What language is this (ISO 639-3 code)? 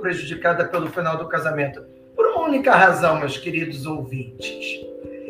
por